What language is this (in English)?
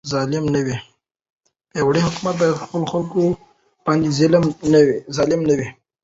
Pashto